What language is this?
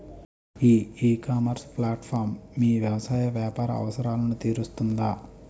Telugu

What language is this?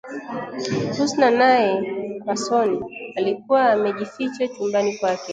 Swahili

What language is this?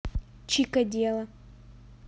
Russian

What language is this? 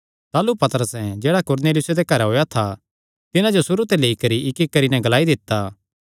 Kangri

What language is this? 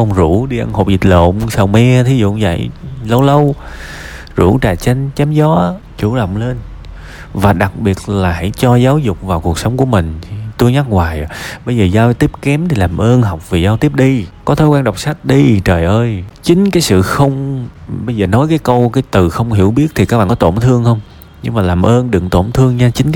Vietnamese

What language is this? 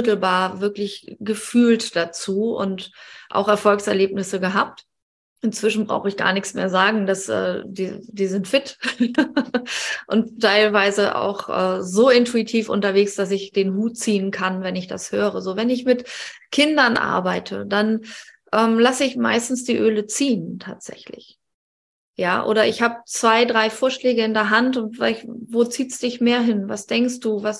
German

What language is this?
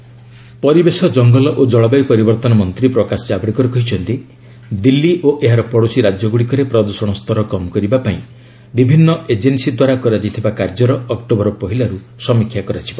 Odia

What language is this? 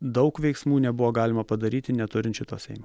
Lithuanian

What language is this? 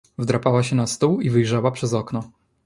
Polish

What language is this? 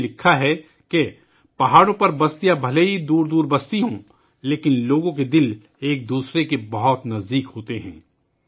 Urdu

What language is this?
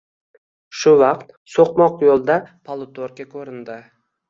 Uzbek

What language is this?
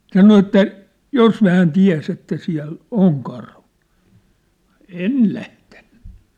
Finnish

